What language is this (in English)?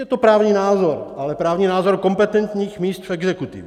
Czech